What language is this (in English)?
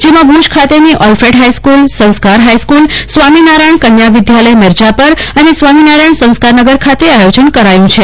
Gujarati